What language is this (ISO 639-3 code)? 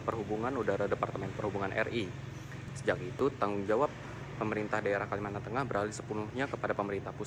ind